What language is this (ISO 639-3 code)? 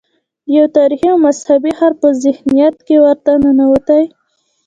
pus